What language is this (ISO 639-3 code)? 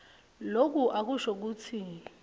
ssw